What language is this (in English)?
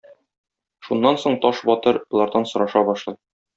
Tatar